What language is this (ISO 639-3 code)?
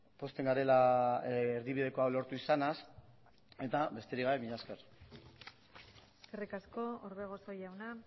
eus